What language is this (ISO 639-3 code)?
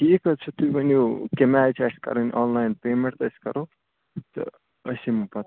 kas